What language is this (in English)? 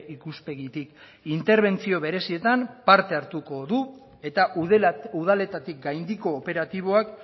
Basque